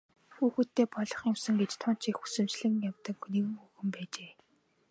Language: Mongolian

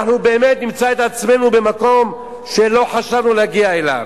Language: Hebrew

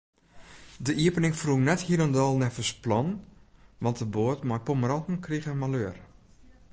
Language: Western Frisian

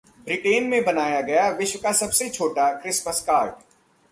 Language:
Hindi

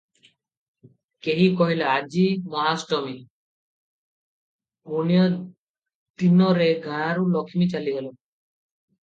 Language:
Odia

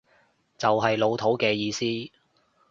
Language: Cantonese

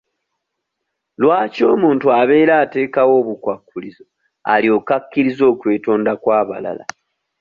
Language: Ganda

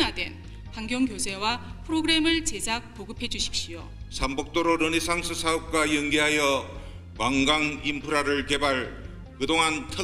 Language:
Korean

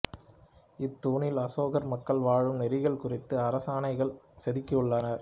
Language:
Tamil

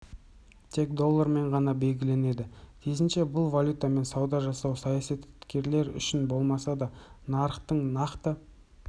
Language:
Kazakh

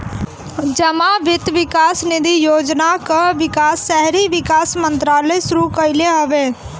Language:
Bhojpuri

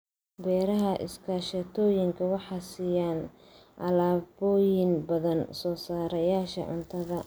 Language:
Somali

